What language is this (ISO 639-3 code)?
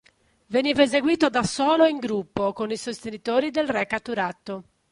ita